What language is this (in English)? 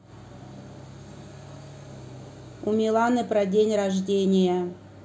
Russian